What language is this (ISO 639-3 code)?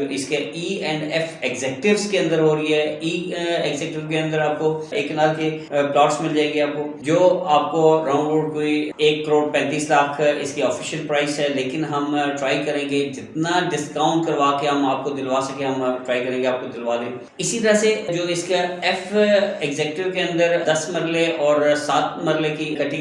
urd